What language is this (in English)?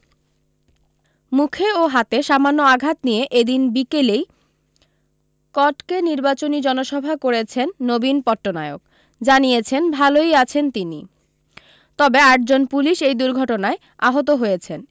Bangla